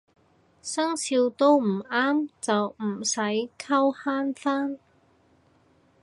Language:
Cantonese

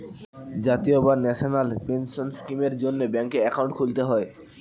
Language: Bangla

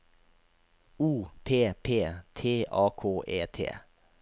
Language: Norwegian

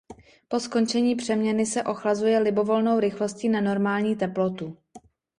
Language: Czech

